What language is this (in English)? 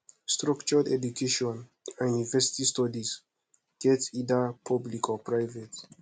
Nigerian Pidgin